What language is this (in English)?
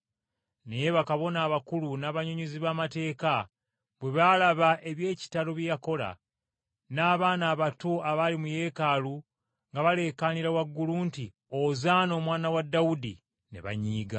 Ganda